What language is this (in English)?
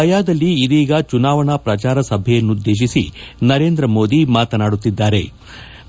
Kannada